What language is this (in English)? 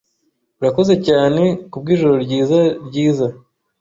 Kinyarwanda